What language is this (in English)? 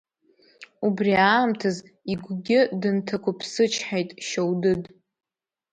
Abkhazian